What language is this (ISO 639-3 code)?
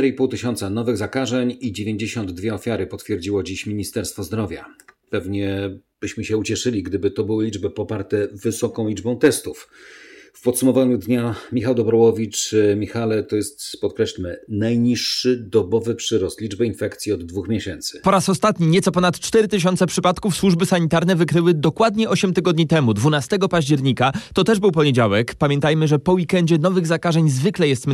pol